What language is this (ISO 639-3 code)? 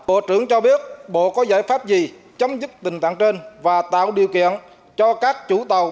vie